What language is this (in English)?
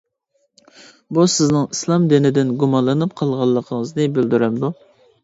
Uyghur